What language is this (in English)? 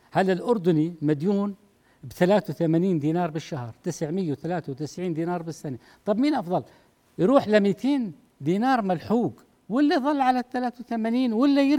Arabic